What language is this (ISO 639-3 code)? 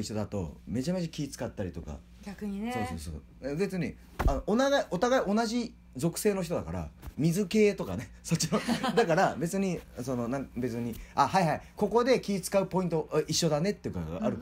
jpn